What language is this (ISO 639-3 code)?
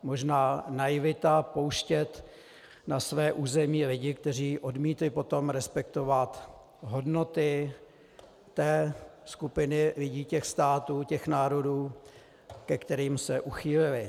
ces